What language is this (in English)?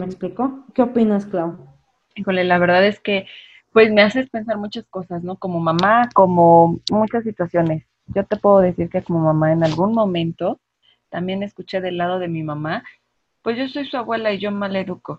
Spanish